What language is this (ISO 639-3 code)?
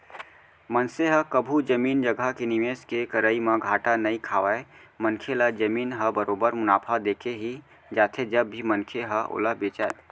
hne